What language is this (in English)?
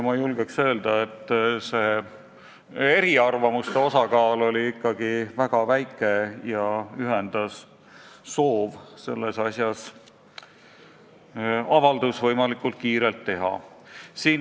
Estonian